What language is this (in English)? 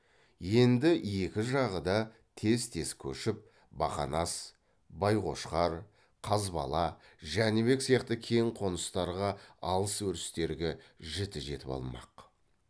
Kazakh